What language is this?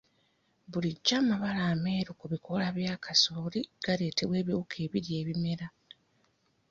Ganda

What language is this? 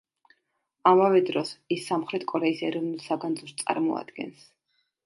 Georgian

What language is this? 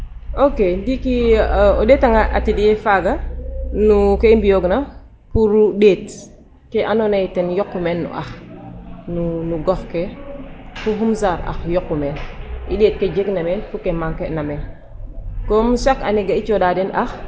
Serer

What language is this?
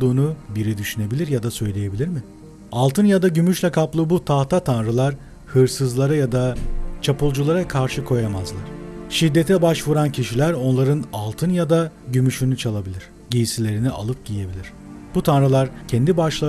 Turkish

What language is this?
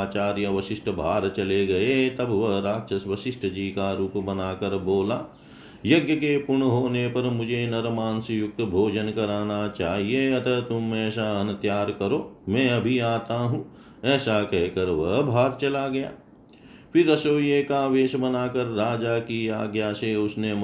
Hindi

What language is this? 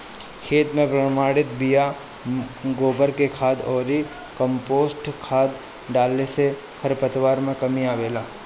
Bhojpuri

